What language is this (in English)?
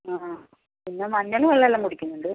Malayalam